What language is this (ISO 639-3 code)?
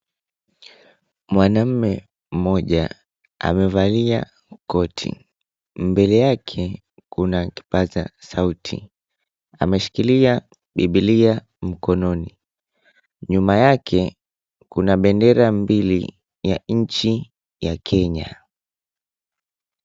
swa